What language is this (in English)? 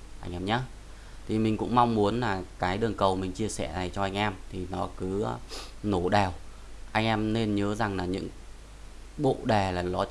Vietnamese